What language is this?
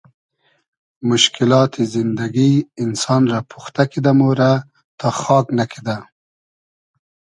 Hazaragi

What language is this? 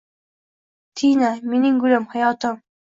Uzbek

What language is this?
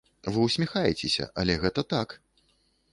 Belarusian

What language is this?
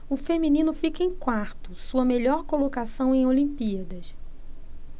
Portuguese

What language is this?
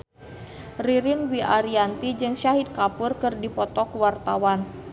Sundanese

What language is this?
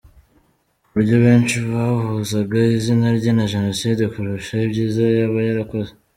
Kinyarwanda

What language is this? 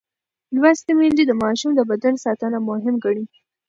Pashto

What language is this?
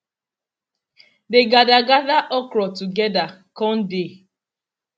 Nigerian Pidgin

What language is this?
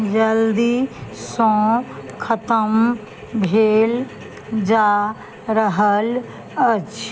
Maithili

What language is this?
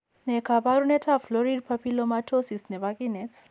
Kalenjin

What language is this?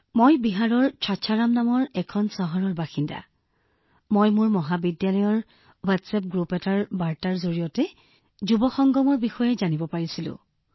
Assamese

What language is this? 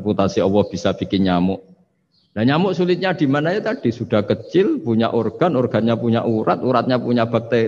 Indonesian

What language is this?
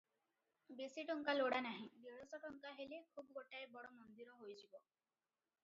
Odia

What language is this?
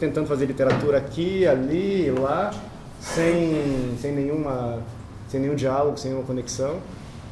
Portuguese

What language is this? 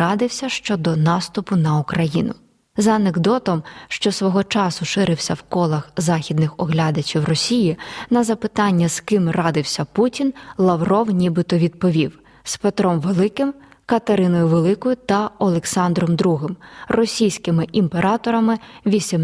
Ukrainian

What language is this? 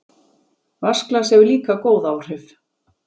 Icelandic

